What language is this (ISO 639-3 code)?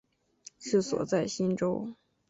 zho